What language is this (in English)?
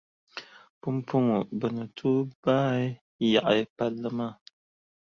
Dagbani